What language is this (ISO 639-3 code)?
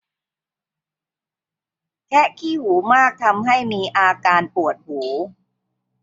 tha